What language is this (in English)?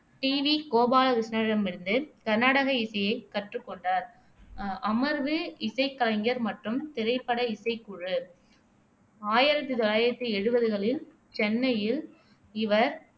Tamil